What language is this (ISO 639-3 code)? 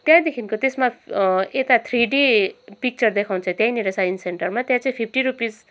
nep